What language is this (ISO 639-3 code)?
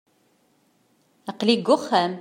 kab